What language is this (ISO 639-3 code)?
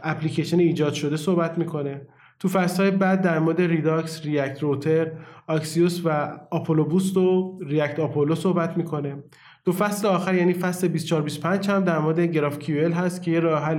fas